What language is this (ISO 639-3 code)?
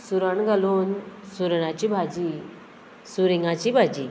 kok